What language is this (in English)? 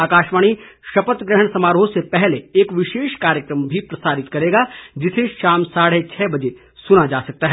Hindi